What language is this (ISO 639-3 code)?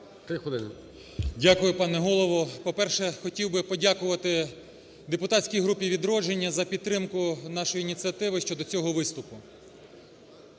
ukr